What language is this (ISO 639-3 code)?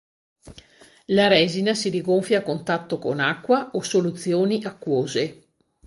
ita